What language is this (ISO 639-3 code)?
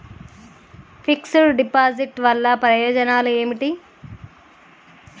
tel